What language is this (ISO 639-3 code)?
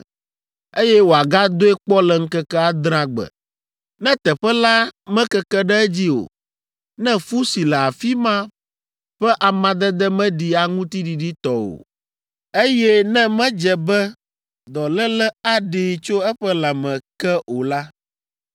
ewe